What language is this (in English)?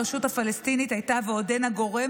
Hebrew